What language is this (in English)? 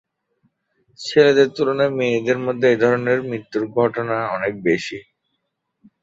Bangla